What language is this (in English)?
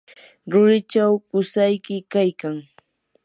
Yanahuanca Pasco Quechua